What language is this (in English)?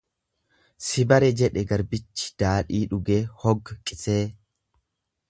Oromo